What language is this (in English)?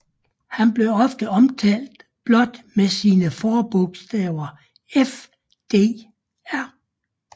Danish